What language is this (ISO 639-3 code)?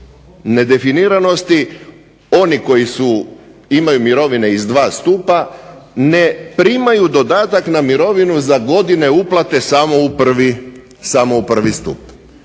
hrv